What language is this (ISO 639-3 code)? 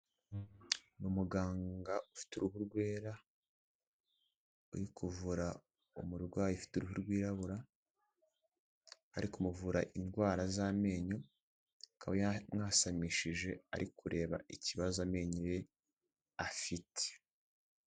kin